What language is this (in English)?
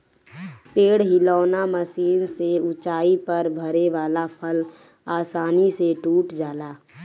Bhojpuri